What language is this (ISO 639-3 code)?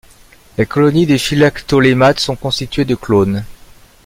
fra